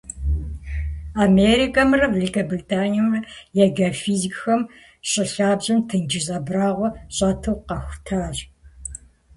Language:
Kabardian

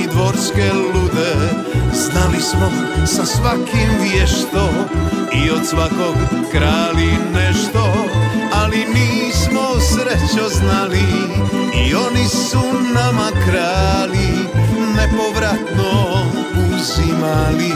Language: Croatian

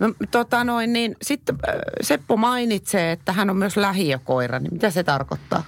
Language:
Finnish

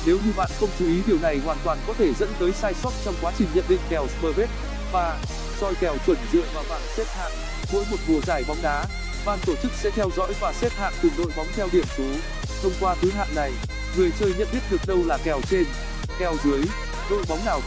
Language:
Vietnamese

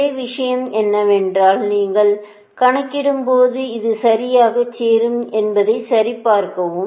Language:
Tamil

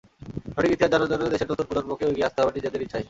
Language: Bangla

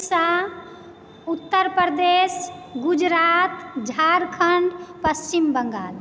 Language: Maithili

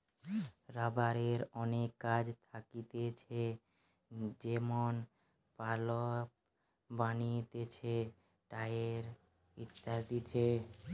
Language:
Bangla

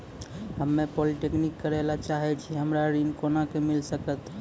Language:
Maithili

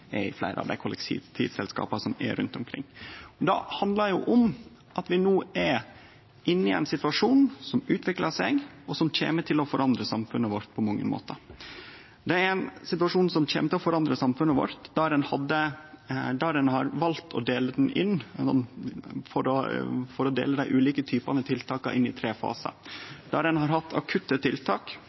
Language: Norwegian Nynorsk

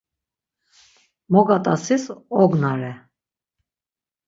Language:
Laz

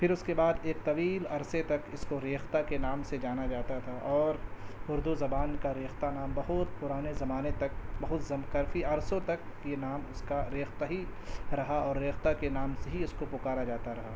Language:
Urdu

